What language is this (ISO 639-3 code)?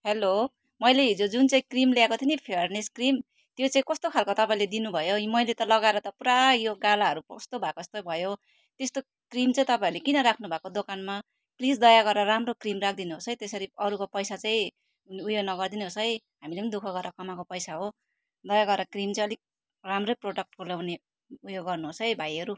nep